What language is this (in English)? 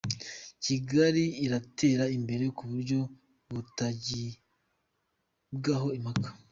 Kinyarwanda